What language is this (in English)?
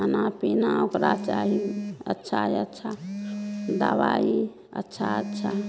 Maithili